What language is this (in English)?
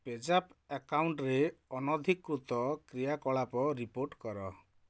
Odia